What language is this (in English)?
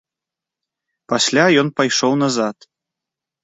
Belarusian